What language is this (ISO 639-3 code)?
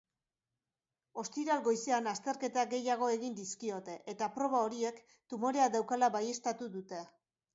eus